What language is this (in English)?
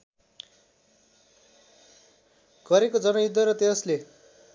Nepali